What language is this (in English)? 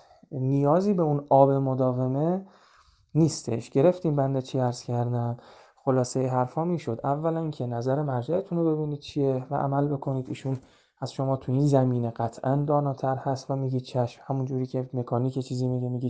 Persian